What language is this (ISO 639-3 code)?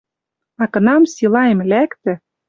mrj